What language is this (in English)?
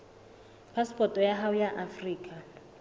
Southern Sotho